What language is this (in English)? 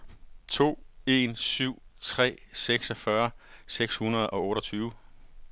Danish